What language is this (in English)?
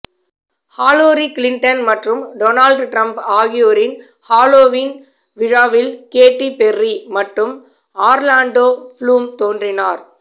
Tamil